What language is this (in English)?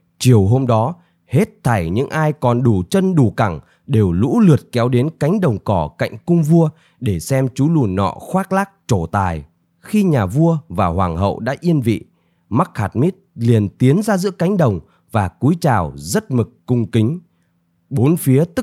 Vietnamese